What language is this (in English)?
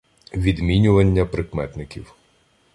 Ukrainian